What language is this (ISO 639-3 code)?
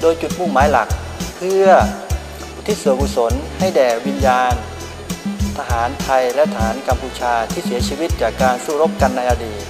tha